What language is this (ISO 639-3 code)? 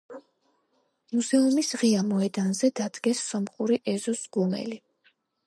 kat